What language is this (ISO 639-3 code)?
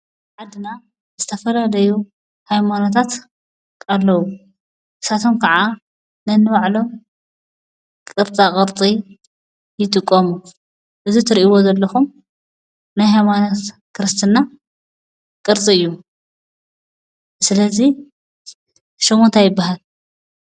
tir